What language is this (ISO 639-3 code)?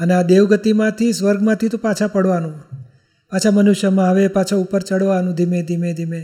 guj